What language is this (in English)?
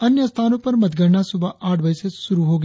Hindi